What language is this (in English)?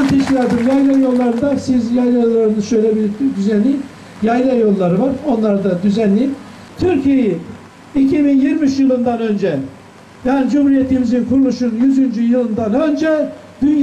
Turkish